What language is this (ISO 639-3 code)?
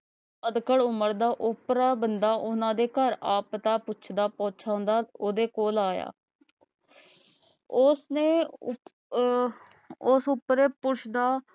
pan